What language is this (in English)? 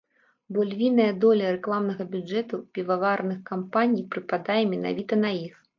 Belarusian